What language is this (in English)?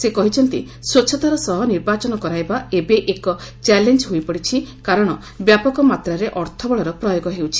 Odia